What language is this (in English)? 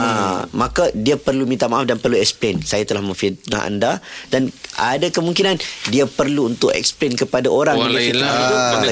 Malay